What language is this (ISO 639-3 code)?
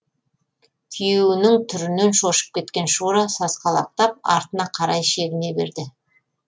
kaz